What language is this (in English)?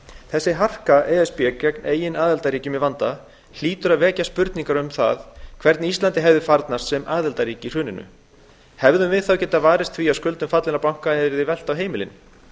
Icelandic